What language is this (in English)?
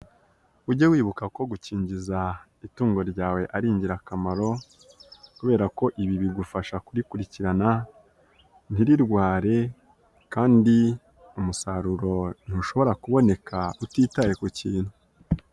Kinyarwanda